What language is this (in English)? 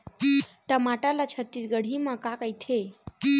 Chhattisgarhi